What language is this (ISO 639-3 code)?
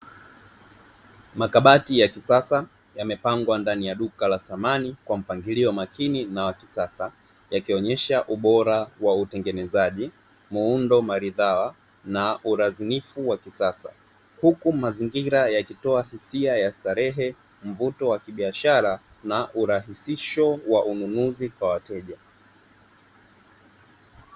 swa